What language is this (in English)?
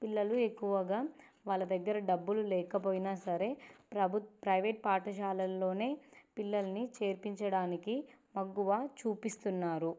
Telugu